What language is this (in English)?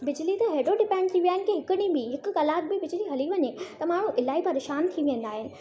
Sindhi